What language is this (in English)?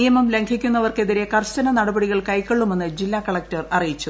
Malayalam